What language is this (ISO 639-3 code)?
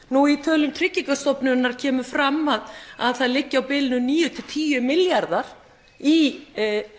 isl